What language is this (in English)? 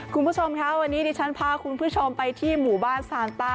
Thai